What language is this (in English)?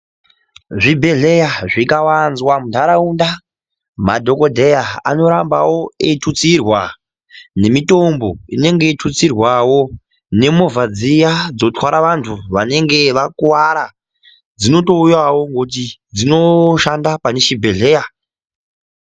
Ndau